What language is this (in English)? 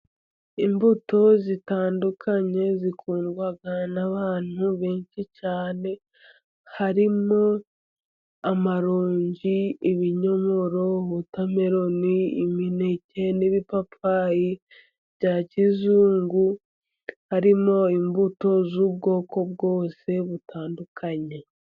Kinyarwanda